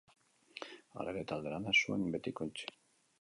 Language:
Basque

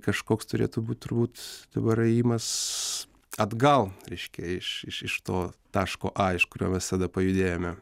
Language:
Lithuanian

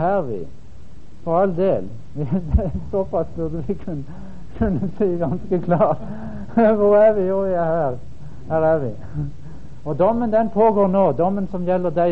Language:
Danish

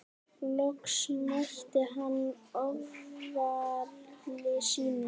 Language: Icelandic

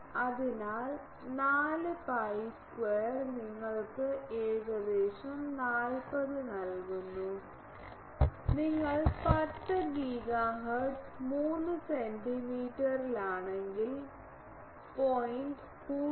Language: Malayalam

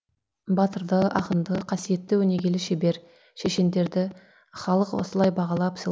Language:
Kazakh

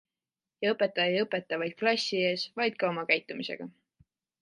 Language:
Estonian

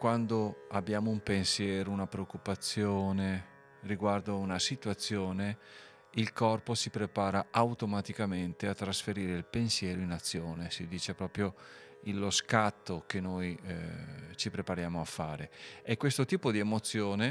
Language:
Italian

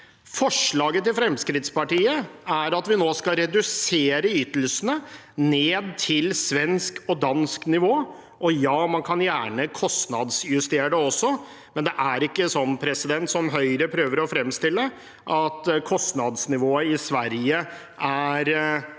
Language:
Norwegian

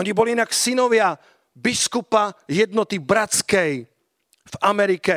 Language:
Slovak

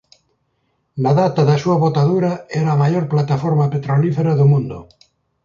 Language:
Galician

